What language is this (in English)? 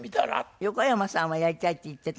Japanese